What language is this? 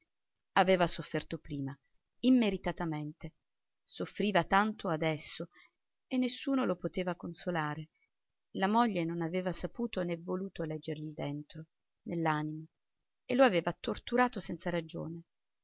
Italian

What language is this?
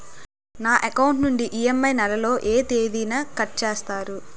Telugu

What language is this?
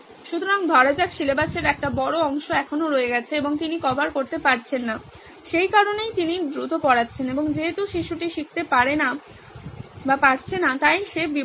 Bangla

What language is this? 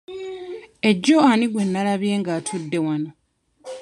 Ganda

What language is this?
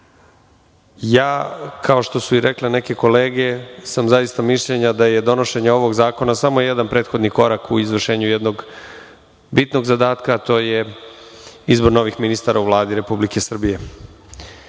Serbian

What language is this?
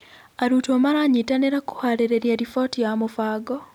Kikuyu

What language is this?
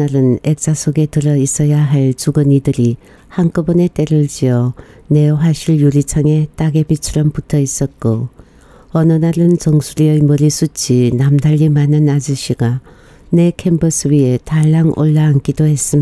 Korean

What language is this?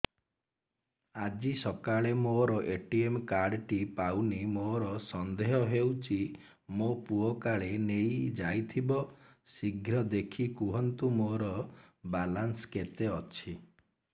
Odia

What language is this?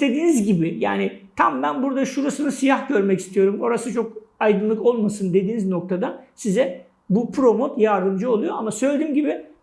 Turkish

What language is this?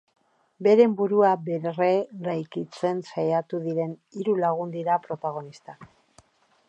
Basque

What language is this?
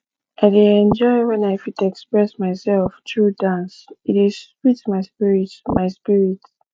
Nigerian Pidgin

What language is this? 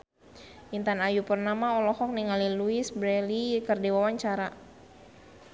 Sundanese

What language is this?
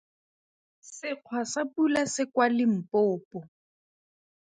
Tswana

